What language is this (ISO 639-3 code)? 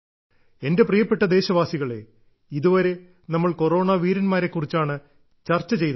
mal